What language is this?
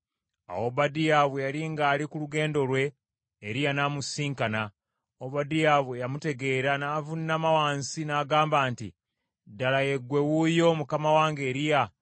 Ganda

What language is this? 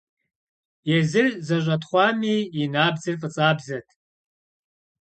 Kabardian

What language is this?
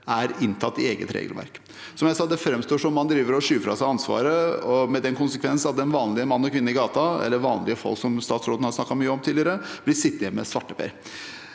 Norwegian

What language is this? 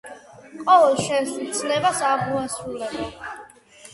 Georgian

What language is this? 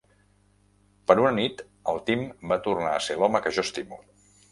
Catalan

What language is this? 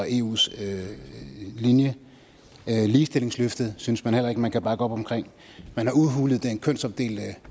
Danish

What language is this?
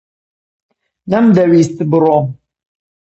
Central Kurdish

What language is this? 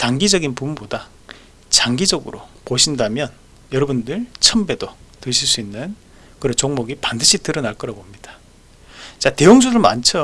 Korean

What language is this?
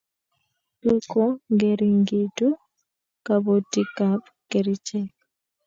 Kalenjin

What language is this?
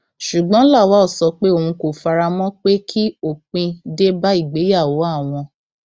Yoruba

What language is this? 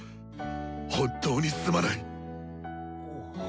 Japanese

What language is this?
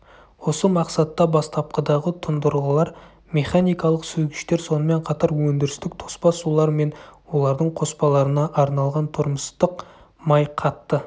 Kazakh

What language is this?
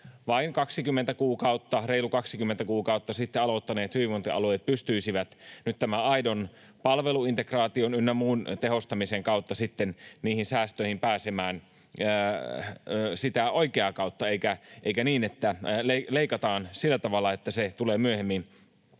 Finnish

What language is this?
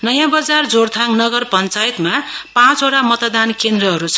Nepali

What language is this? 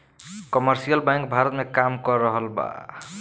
Bhojpuri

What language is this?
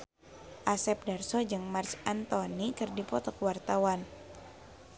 Sundanese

